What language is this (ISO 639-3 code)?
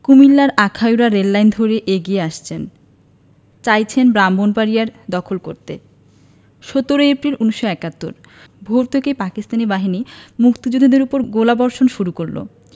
ben